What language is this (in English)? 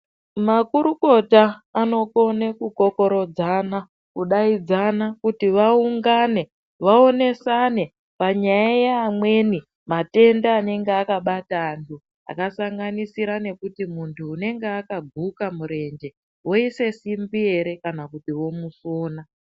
Ndau